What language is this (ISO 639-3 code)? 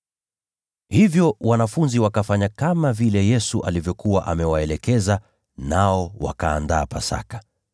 swa